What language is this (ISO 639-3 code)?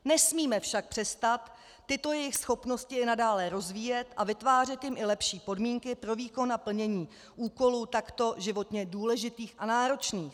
ces